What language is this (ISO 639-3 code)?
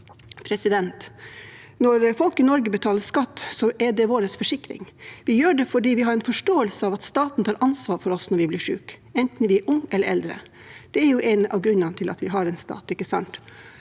nor